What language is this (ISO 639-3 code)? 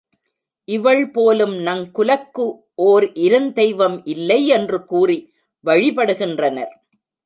tam